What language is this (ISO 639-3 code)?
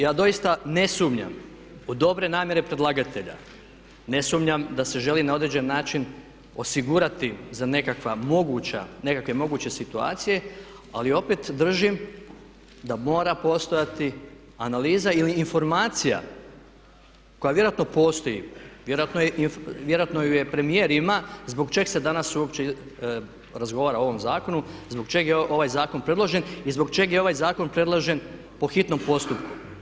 hrv